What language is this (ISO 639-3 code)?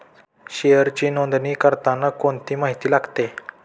mar